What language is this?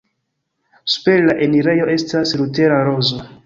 Esperanto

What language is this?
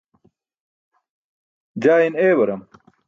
Burushaski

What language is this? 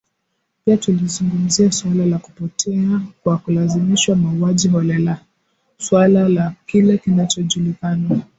Swahili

